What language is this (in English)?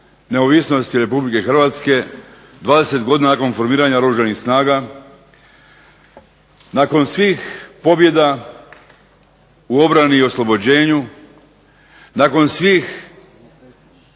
Croatian